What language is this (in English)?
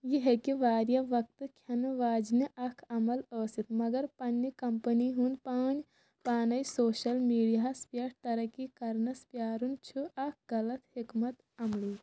Kashmiri